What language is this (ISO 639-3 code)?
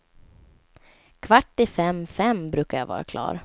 swe